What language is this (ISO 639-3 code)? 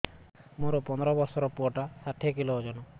ori